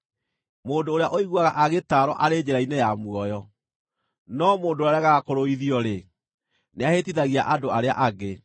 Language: Kikuyu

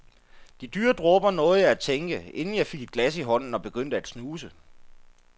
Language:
Danish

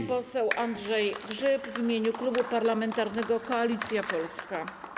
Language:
Polish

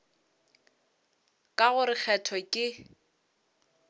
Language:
Northern Sotho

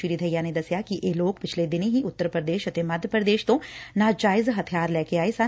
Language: Punjabi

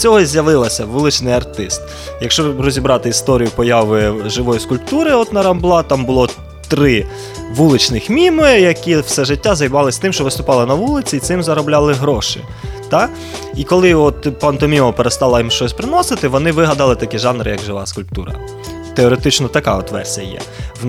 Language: Ukrainian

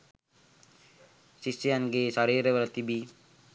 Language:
Sinhala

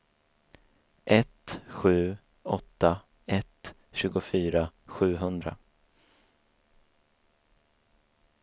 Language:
Swedish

